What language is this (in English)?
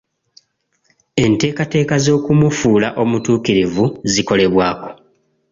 Ganda